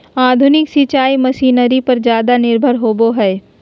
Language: Magahi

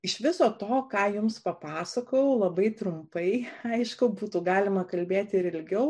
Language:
Lithuanian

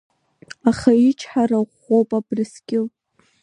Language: Abkhazian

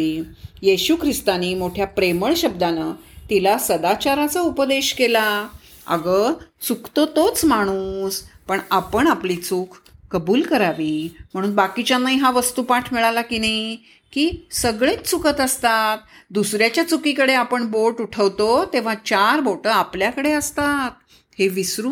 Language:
Marathi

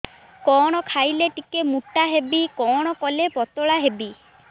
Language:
Odia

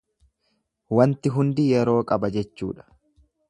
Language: Oromo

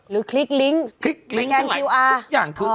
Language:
Thai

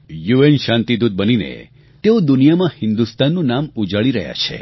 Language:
Gujarati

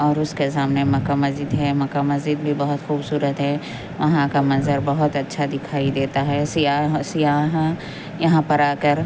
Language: Urdu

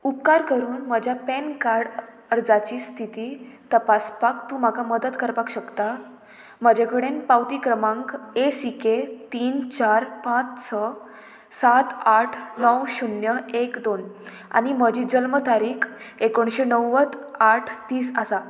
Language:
Konkani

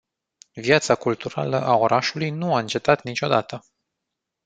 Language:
Romanian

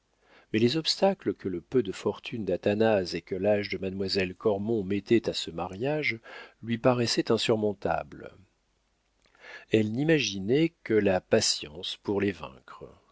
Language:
French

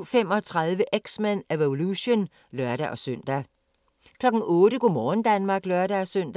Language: Danish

